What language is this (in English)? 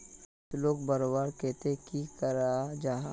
Magahi